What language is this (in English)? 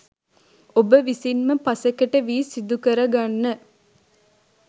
Sinhala